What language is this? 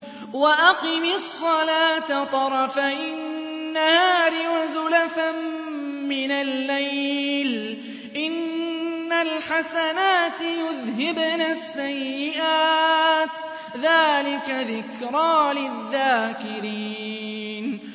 Arabic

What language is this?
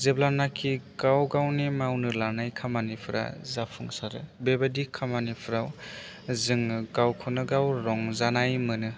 Bodo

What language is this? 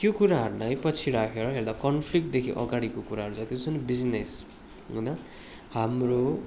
Nepali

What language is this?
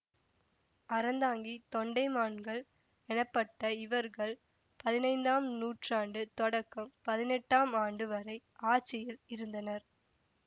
Tamil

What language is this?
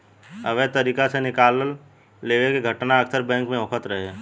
Bhojpuri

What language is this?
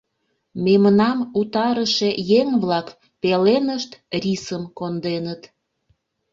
Mari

